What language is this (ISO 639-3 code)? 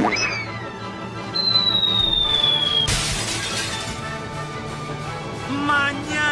spa